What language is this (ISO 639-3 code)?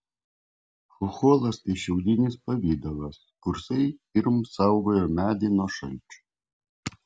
lit